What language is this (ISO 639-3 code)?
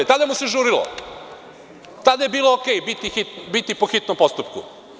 srp